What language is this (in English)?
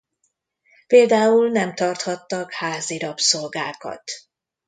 Hungarian